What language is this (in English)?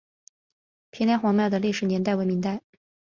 Chinese